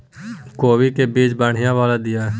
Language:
Maithili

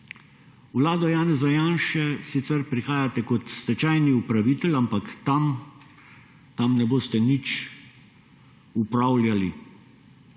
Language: Slovenian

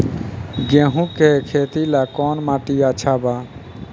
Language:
Bhojpuri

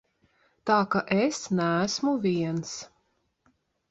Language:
Latvian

